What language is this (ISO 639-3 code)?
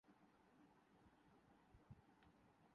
urd